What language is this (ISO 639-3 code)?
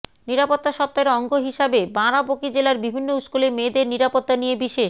ben